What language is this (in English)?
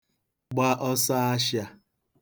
Igbo